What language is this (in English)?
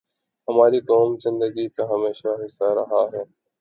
Urdu